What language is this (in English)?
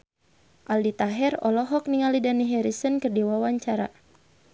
Sundanese